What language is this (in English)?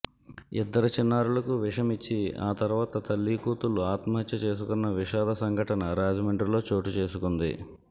Telugu